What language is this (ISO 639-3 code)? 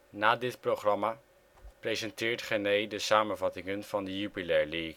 nld